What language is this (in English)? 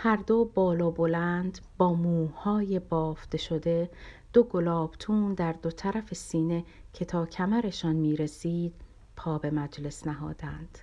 Persian